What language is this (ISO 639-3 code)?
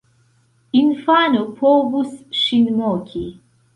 epo